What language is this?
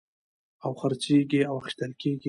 Pashto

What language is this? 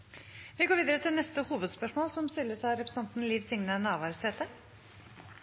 Norwegian Bokmål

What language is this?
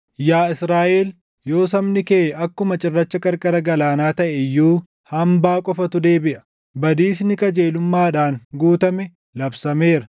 Oromo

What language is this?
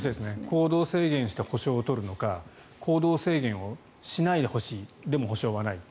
Japanese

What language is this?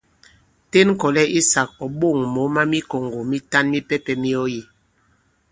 Bankon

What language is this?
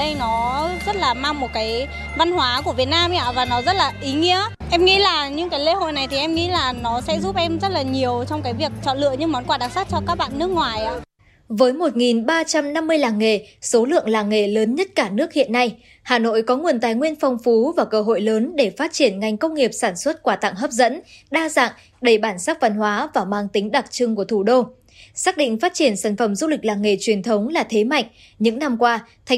Vietnamese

